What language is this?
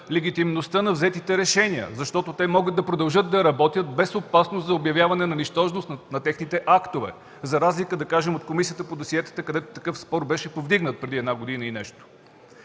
Bulgarian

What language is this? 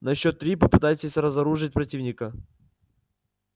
Russian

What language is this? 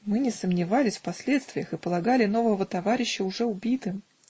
Russian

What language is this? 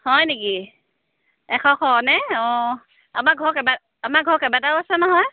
Assamese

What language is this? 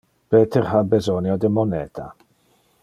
Interlingua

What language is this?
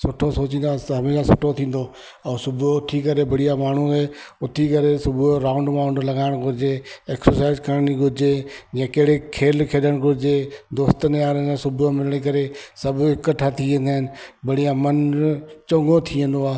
Sindhi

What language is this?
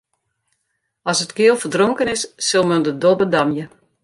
Western Frisian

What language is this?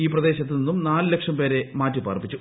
Malayalam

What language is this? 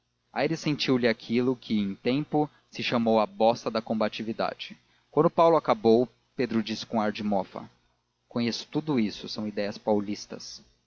Portuguese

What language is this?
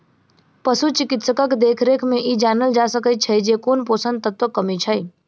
Maithili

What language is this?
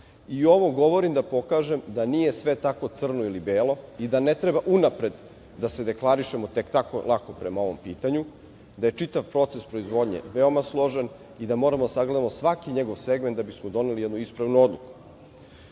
Serbian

